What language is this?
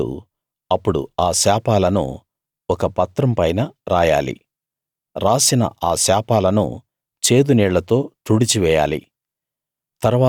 Telugu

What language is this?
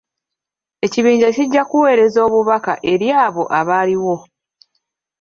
Ganda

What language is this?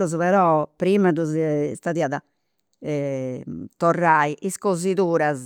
Campidanese Sardinian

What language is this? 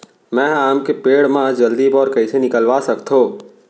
Chhattisgarhi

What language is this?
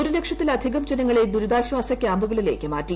Malayalam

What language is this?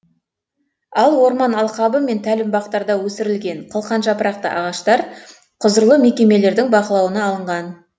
Kazakh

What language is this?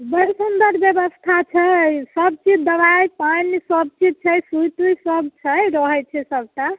Maithili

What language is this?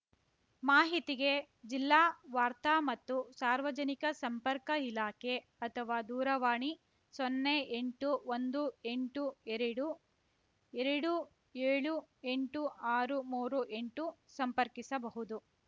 Kannada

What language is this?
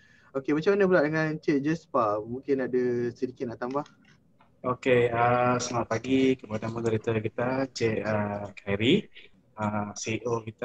Malay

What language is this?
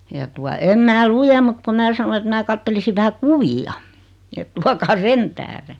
Finnish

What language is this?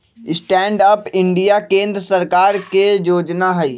Magahi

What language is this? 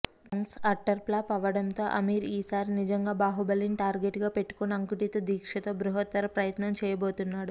Telugu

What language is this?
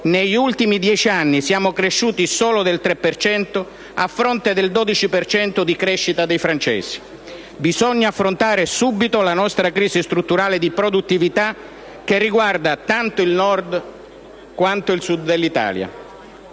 Italian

